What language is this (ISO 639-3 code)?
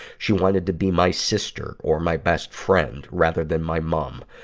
eng